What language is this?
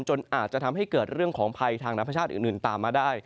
Thai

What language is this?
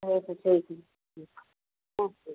Hindi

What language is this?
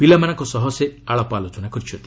Odia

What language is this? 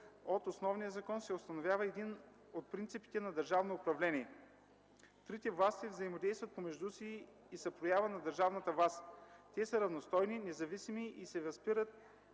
Bulgarian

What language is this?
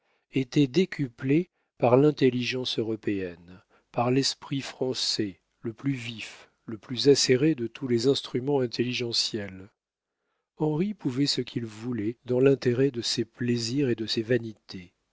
French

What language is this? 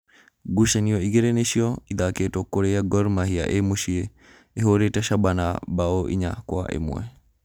Kikuyu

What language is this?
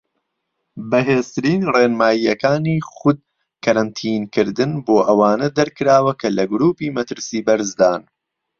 Central Kurdish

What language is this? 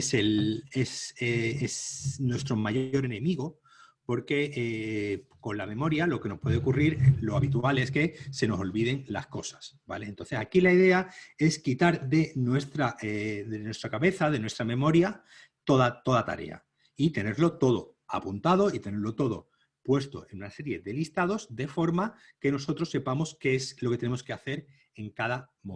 Spanish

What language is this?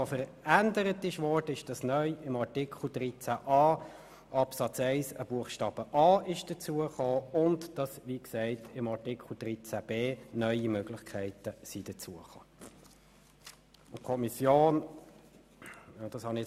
Swiss German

